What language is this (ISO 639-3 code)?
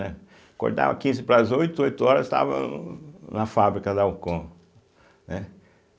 por